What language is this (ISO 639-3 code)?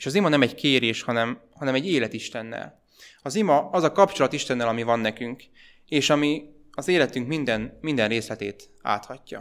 hun